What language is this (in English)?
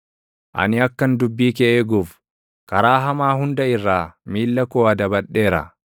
Oromo